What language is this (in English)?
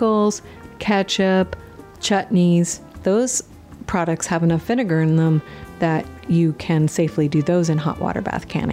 English